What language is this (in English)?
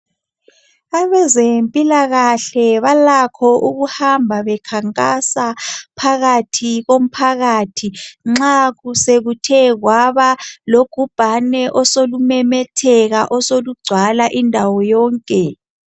North Ndebele